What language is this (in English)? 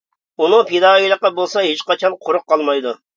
Uyghur